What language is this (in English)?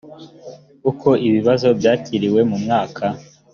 Kinyarwanda